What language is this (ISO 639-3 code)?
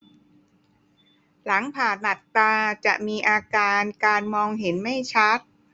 tha